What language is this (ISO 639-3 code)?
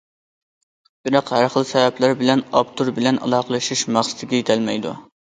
uig